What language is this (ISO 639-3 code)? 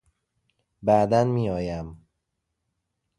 fas